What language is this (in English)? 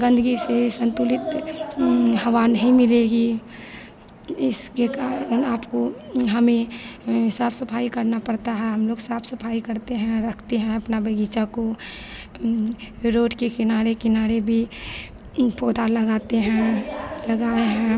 Hindi